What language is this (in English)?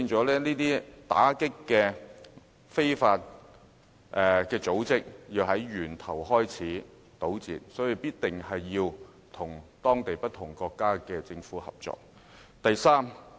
Cantonese